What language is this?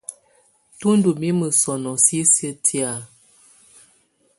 Tunen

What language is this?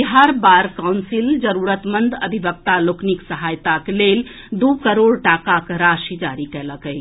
Maithili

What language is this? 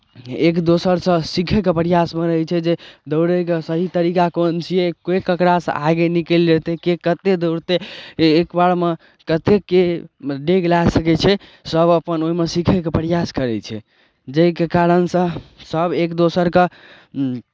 Maithili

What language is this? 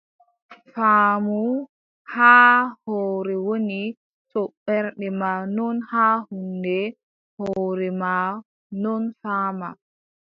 Adamawa Fulfulde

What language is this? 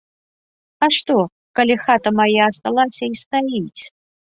Belarusian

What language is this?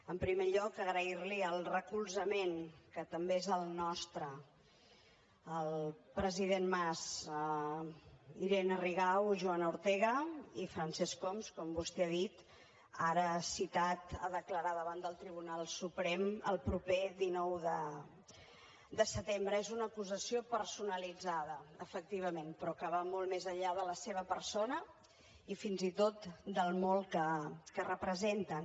Catalan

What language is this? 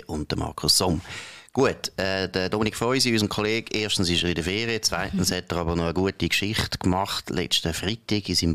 German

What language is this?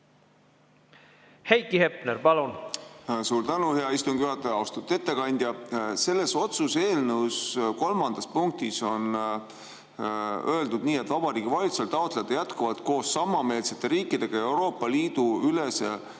Estonian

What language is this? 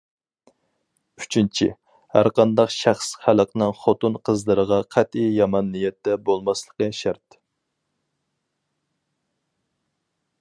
Uyghur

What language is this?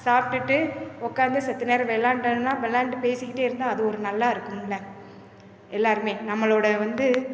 Tamil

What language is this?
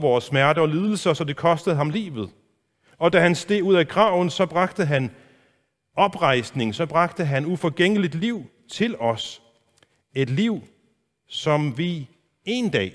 Danish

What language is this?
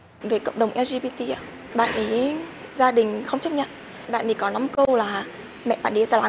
Vietnamese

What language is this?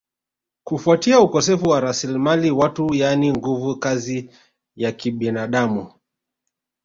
Swahili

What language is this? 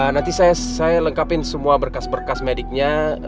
Indonesian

